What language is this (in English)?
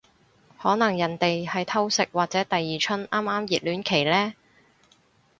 Cantonese